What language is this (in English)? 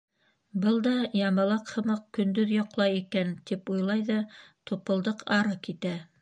Bashkir